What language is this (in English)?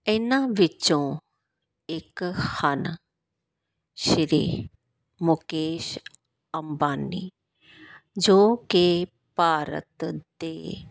Punjabi